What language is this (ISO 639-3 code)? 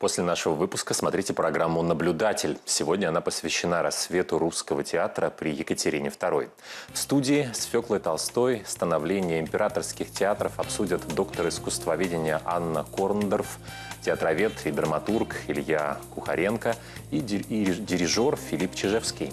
rus